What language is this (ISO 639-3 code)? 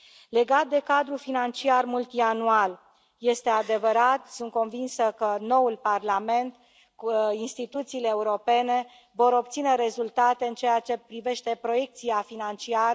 ron